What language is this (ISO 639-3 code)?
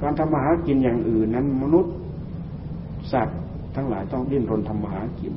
tha